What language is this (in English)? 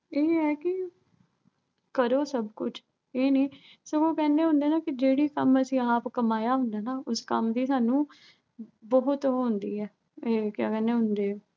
Punjabi